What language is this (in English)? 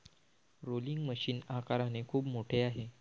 Marathi